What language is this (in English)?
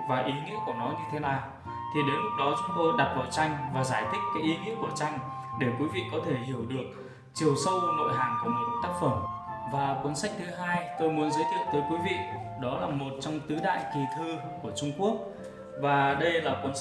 Vietnamese